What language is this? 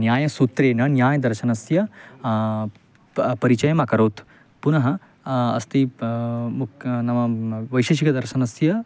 Sanskrit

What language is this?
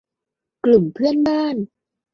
Thai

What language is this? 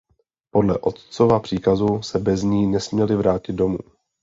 Czech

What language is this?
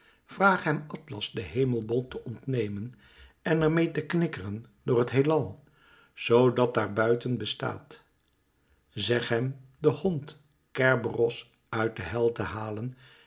Dutch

